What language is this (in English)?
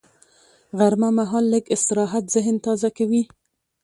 Pashto